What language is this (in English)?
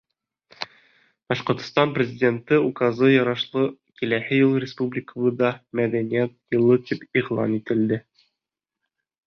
Bashkir